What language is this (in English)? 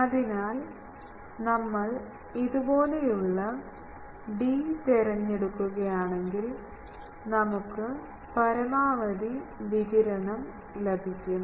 Malayalam